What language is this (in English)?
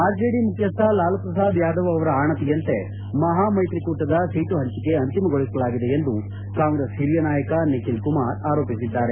Kannada